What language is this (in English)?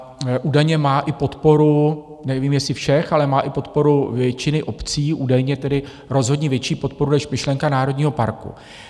Czech